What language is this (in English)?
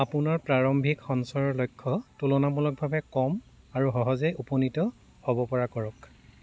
Assamese